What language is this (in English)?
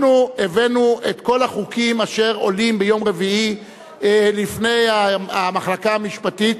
Hebrew